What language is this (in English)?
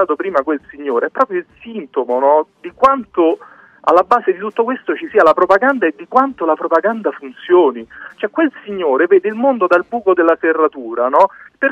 Italian